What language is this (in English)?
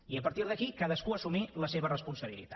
Catalan